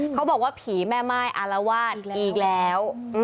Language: Thai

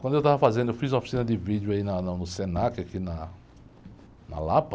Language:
Portuguese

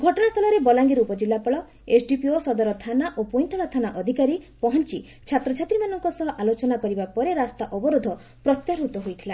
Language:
Odia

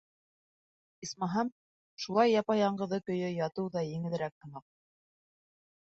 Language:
Bashkir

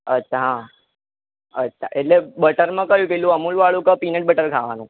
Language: Gujarati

